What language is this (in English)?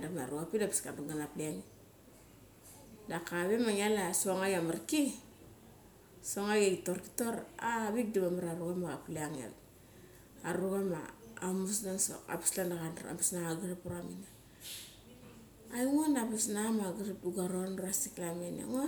Mali